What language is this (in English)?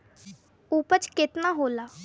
Bhojpuri